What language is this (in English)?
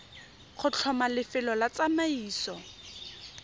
Tswana